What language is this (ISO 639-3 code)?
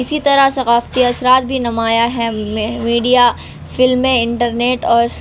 urd